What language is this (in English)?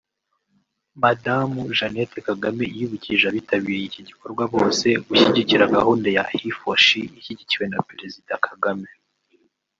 Kinyarwanda